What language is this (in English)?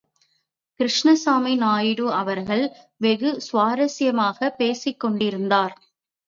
Tamil